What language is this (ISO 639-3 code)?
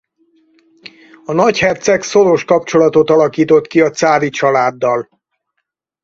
hun